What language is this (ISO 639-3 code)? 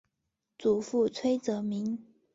zho